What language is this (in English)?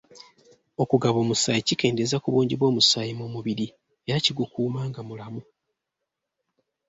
Ganda